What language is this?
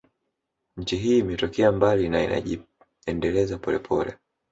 Swahili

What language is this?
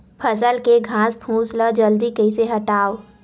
Chhattisgarhi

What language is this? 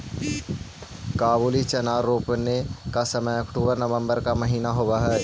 Magahi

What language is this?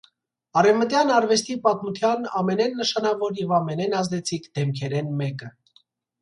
Armenian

